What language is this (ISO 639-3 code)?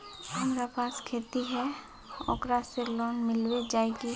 mag